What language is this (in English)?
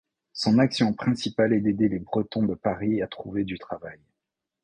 French